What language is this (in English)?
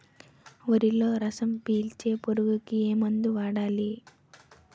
Telugu